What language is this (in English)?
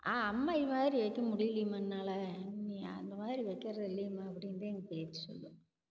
Tamil